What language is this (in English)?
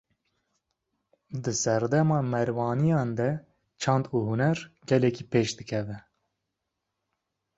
Kurdish